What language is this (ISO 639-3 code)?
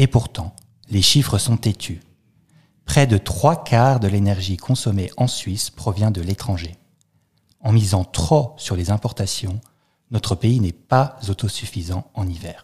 fra